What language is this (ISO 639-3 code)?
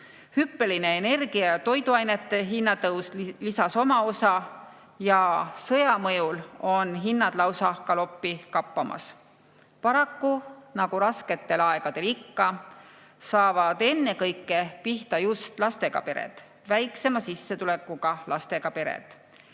est